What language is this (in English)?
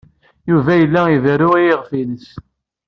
Kabyle